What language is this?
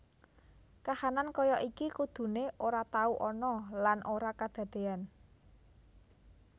Javanese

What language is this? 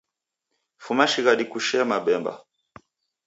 Taita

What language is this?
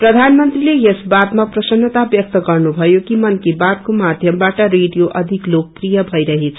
Nepali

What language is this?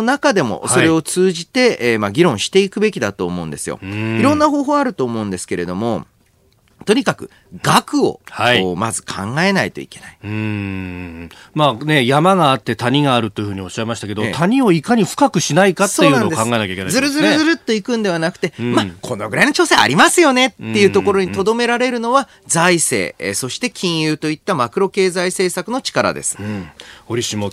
Japanese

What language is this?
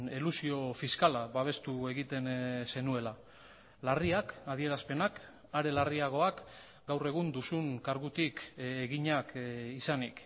Basque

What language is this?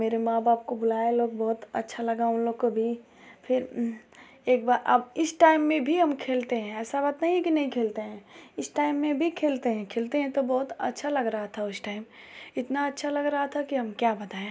Hindi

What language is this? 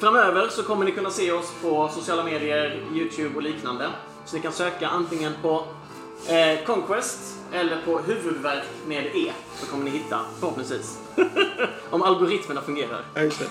Swedish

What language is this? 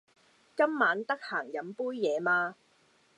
Cantonese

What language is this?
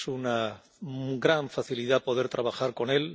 Spanish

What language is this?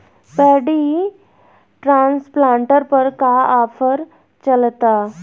Bhojpuri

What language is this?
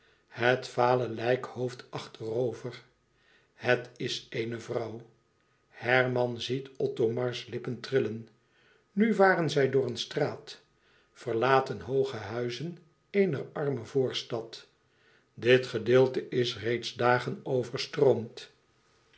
Dutch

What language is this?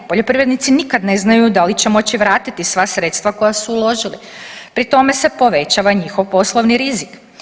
Croatian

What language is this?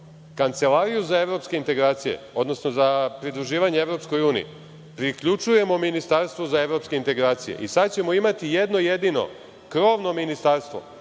Serbian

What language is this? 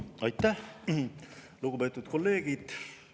Estonian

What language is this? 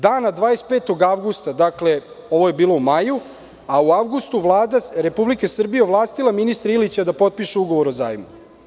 Serbian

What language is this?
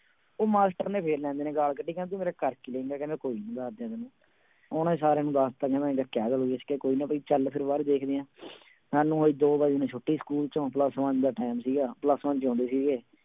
Punjabi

